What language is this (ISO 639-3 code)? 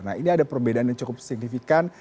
ind